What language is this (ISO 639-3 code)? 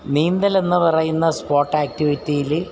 mal